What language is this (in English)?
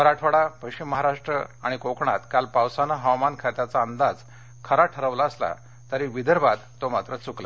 Marathi